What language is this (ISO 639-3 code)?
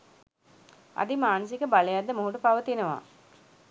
sin